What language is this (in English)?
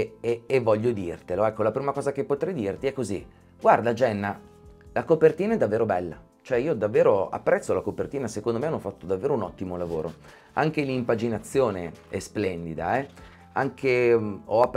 Italian